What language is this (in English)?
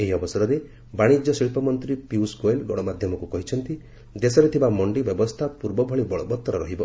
Odia